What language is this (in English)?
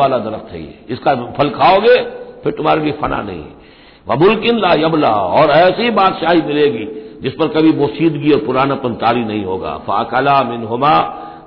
Hindi